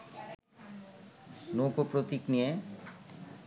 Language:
Bangla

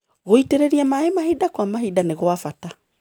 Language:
Kikuyu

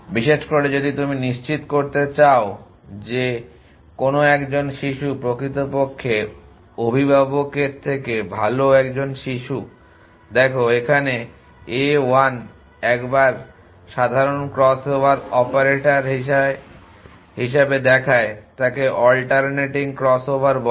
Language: Bangla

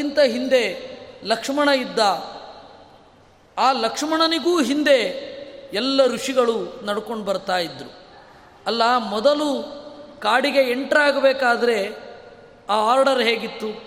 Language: Kannada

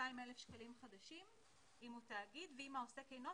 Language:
Hebrew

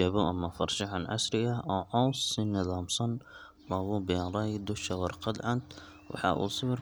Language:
Somali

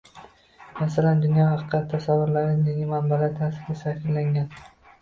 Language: Uzbek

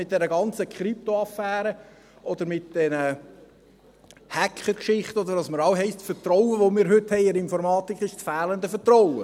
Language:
Swiss German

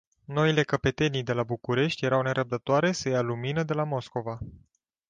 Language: Romanian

